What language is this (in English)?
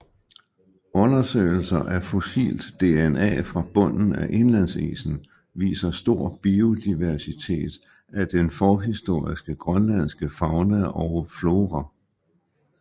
Danish